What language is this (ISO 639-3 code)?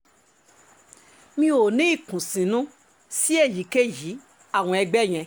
yor